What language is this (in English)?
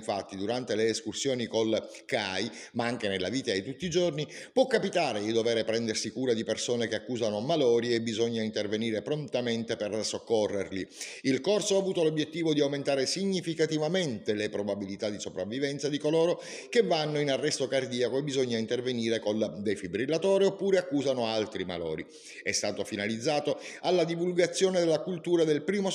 Italian